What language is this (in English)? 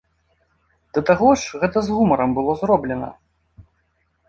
Belarusian